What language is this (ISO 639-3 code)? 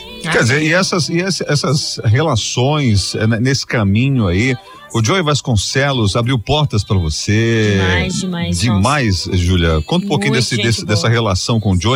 por